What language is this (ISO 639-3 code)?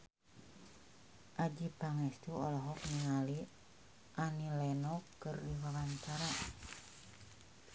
sun